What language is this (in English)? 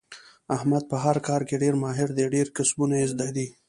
Pashto